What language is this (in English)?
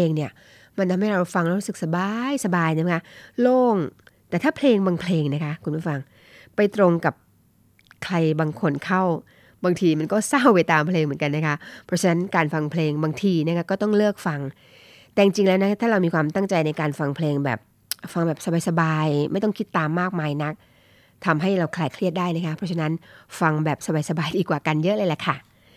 Thai